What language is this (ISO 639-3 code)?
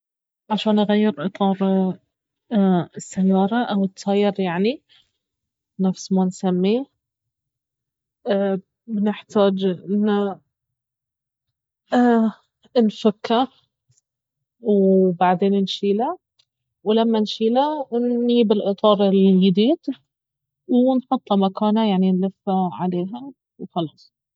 abv